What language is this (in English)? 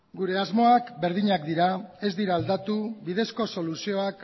Basque